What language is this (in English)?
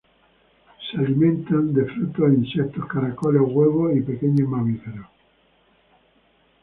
Spanish